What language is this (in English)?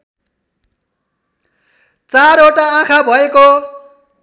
Nepali